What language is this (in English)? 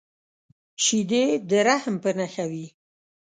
Pashto